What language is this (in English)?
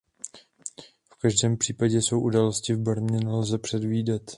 Czech